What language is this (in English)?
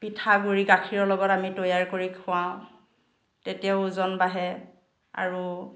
Assamese